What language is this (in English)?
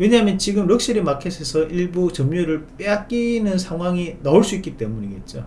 Korean